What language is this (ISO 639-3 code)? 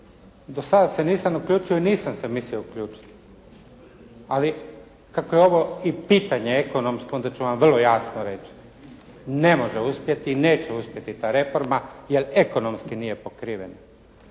hrv